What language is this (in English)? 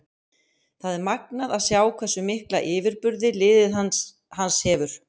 Icelandic